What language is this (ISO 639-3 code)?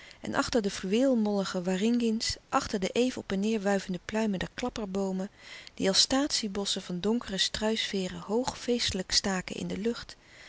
nld